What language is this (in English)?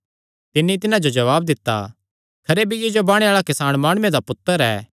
Kangri